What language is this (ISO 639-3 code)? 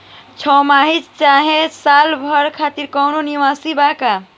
bho